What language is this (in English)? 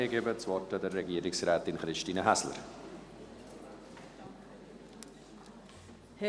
Swiss German